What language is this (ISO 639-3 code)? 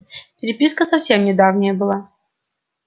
rus